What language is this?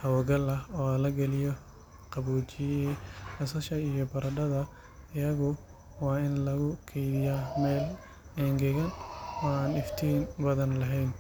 Somali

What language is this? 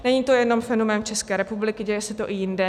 Czech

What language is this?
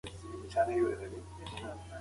Pashto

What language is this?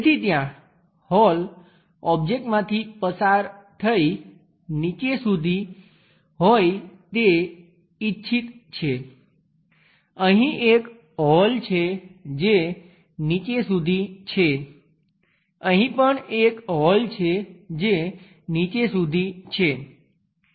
Gujarati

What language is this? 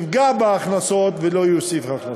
Hebrew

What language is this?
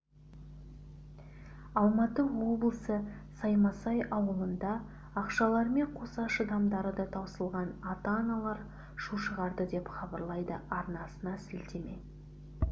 Kazakh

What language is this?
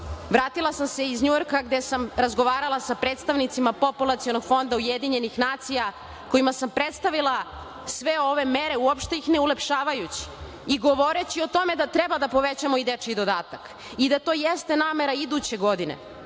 Serbian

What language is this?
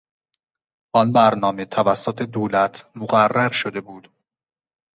Persian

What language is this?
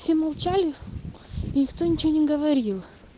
Russian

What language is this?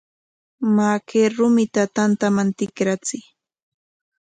Corongo Ancash Quechua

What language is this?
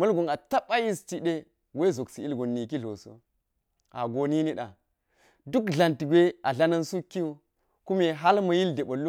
Geji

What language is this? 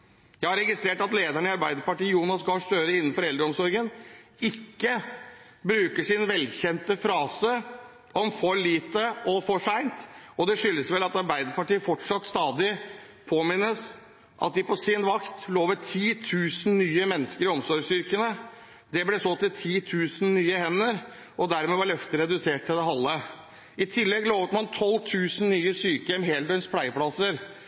Norwegian Bokmål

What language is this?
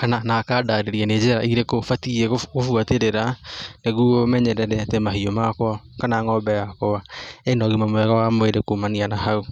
Kikuyu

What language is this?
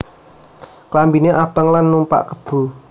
Javanese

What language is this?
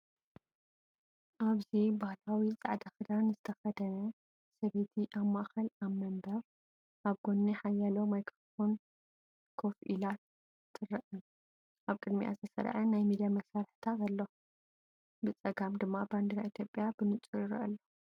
Tigrinya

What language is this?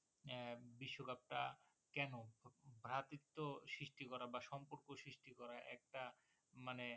Bangla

